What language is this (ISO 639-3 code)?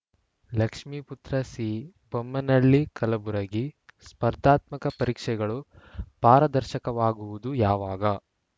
kan